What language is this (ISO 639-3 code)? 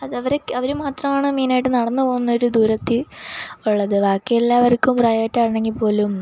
mal